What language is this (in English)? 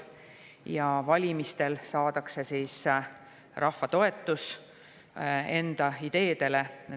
Estonian